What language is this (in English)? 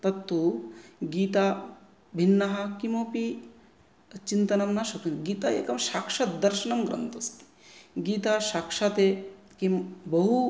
Sanskrit